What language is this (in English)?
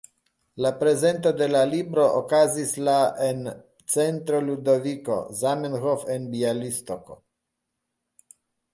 Esperanto